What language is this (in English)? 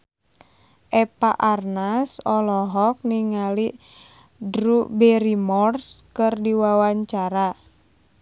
Sundanese